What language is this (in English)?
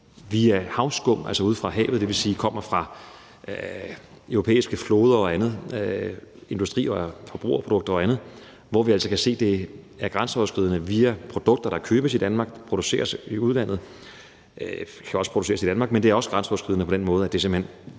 Danish